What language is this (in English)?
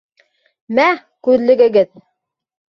Bashkir